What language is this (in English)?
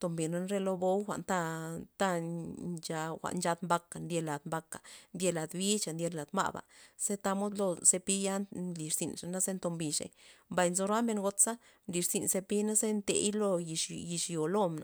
Loxicha Zapotec